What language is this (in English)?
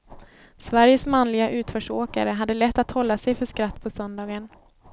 Swedish